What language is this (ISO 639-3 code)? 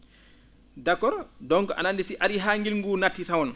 ful